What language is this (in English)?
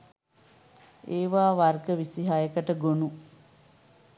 Sinhala